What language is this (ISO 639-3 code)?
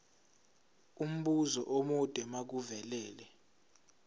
zul